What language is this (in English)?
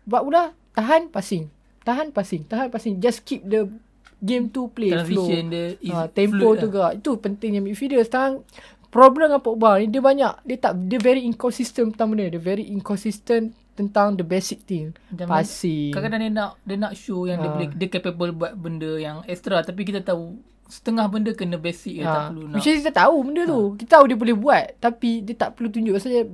Malay